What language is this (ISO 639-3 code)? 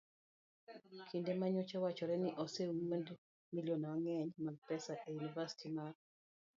luo